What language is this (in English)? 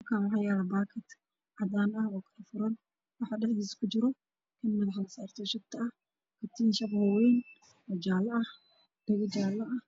Somali